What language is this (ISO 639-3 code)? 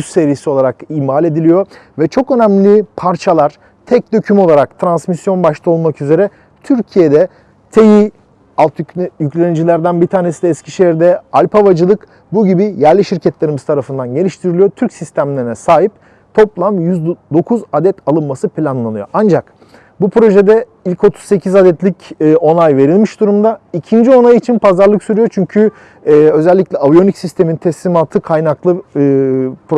tur